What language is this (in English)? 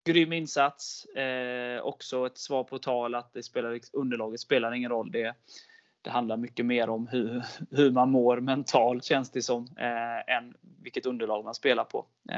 Swedish